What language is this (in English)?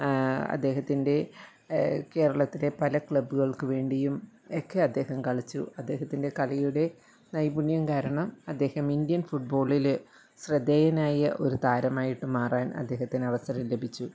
Malayalam